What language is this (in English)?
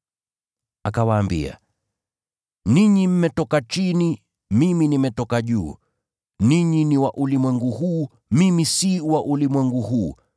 Swahili